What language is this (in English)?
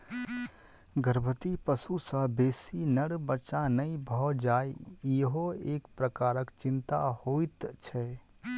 Maithili